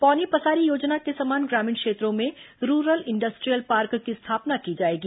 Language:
Hindi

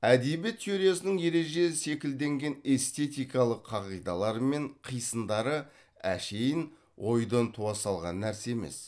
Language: Kazakh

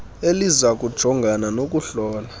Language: Xhosa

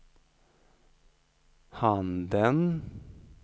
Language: Swedish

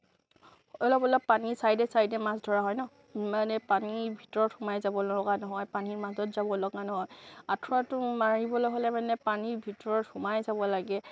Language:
Assamese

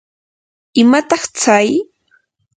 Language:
Yanahuanca Pasco Quechua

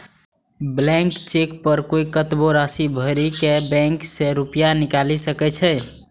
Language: Maithili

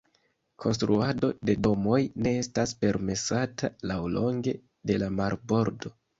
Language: Esperanto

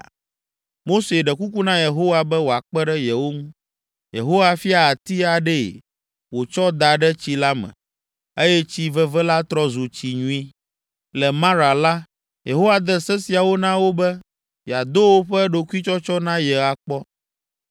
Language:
Ewe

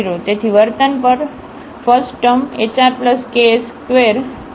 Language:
Gujarati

